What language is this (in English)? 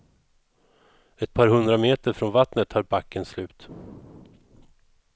Swedish